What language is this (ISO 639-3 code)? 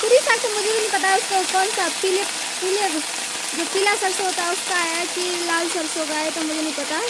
hin